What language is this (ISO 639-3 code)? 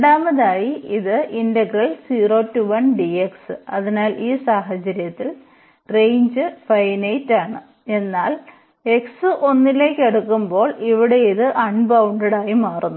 mal